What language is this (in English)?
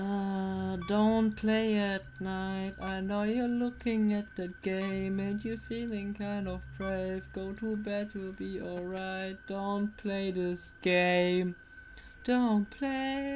German